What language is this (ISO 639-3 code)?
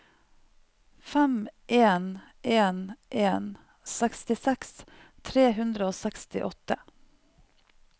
nor